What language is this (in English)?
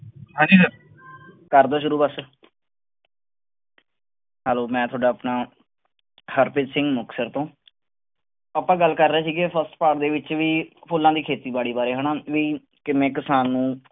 Punjabi